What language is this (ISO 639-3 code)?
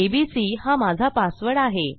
mar